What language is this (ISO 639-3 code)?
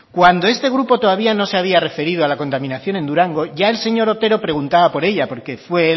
spa